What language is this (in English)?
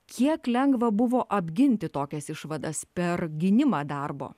Lithuanian